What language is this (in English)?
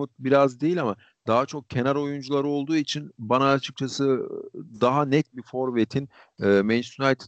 Turkish